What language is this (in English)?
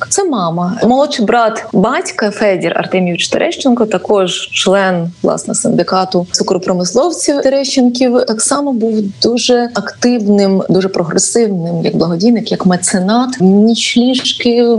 Ukrainian